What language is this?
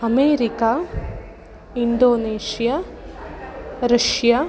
Sanskrit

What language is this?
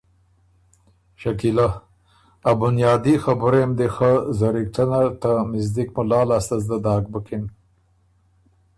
Ormuri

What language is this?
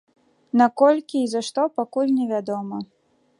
Belarusian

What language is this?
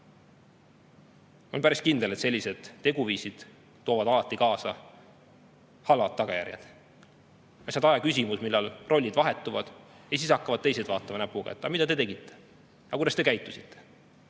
Estonian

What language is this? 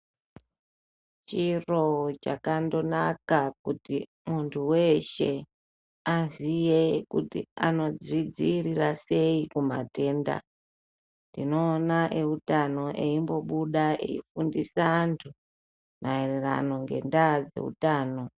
Ndau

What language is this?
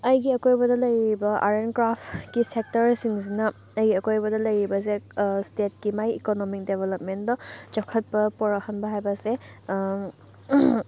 Manipuri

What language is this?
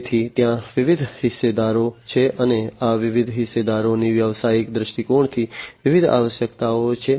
Gujarati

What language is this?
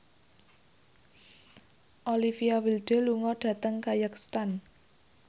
Javanese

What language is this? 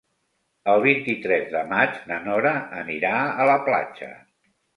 Catalan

